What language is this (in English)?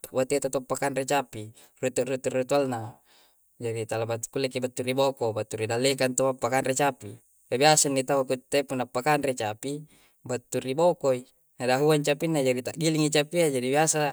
Coastal Konjo